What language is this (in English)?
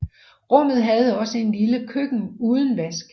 Danish